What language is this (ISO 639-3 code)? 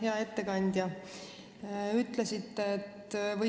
est